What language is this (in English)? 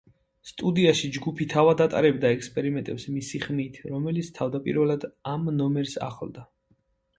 Georgian